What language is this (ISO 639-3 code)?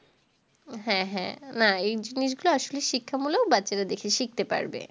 ben